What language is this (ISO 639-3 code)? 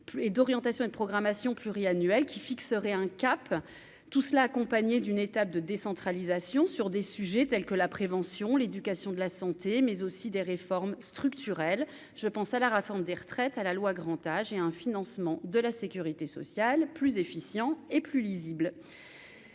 fra